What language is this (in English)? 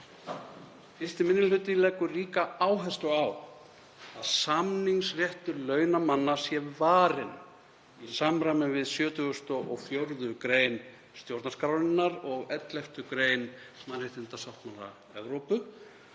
Icelandic